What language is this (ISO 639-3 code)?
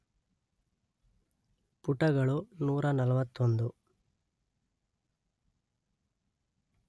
kan